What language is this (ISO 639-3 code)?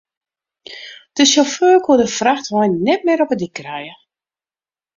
fry